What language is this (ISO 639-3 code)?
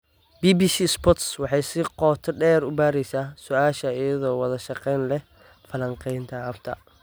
som